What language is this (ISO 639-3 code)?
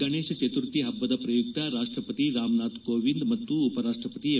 kan